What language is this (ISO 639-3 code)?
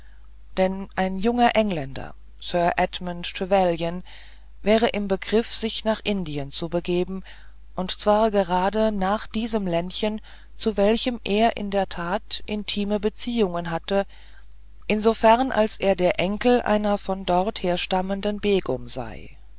deu